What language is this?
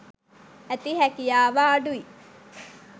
Sinhala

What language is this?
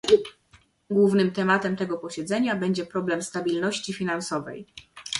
Polish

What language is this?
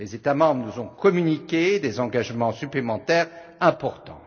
French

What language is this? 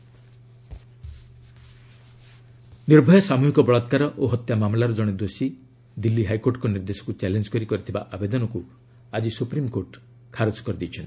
Odia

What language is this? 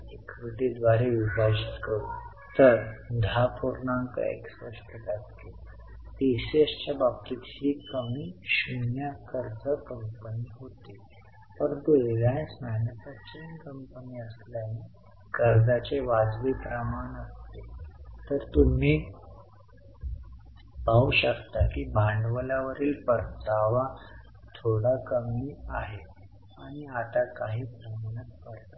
Marathi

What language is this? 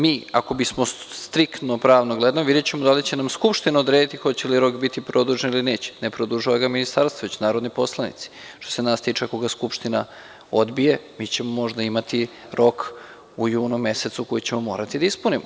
Serbian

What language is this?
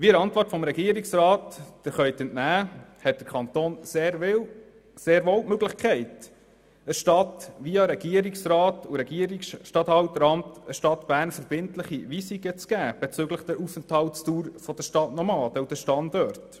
Swiss German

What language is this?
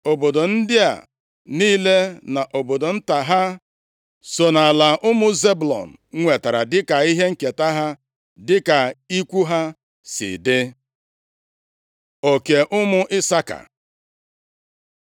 Igbo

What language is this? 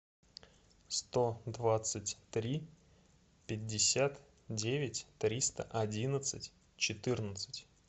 Russian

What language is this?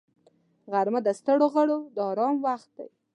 Pashto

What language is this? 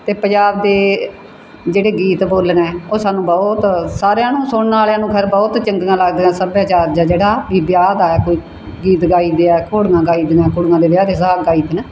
Punjabi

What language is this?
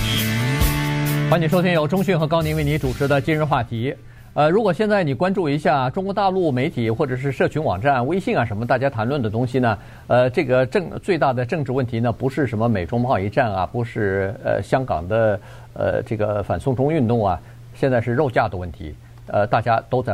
Chinese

